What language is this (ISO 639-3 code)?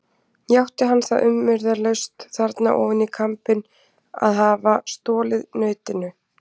isl